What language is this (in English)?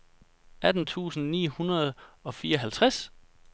Danish